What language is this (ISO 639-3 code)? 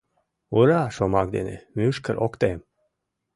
chm